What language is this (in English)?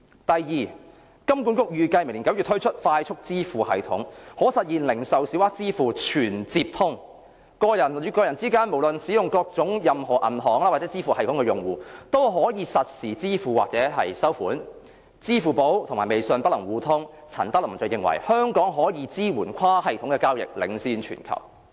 Cantonese